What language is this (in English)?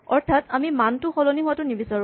Assamese